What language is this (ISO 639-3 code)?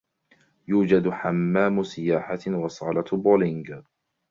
ara